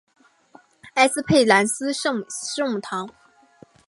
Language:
Chinese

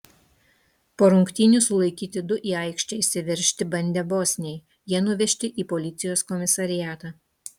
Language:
Lithuanian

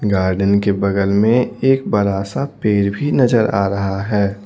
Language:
Hindi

